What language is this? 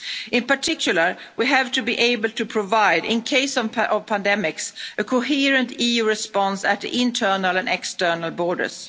English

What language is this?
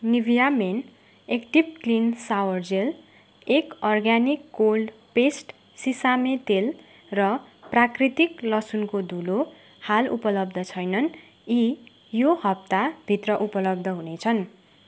Nepali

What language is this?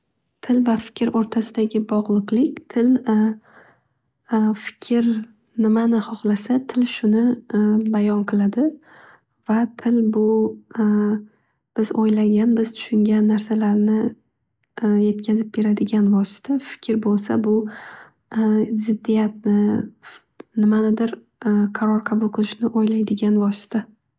Uzbek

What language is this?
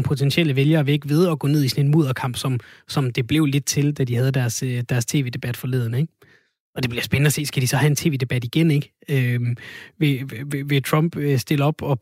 Danish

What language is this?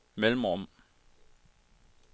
Danish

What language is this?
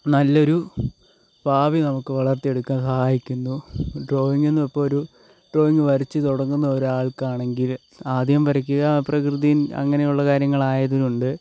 Malayalam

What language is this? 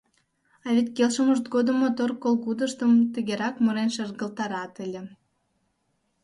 Mari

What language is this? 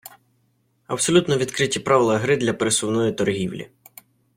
Ukrainian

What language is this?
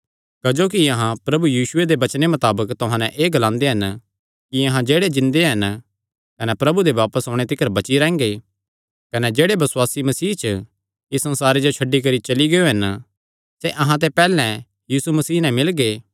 Kangri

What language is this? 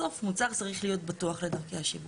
Hebrew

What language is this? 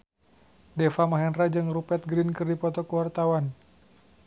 Sundanese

